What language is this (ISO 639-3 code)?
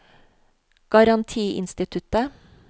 nor